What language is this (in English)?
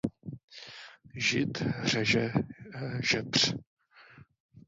Czech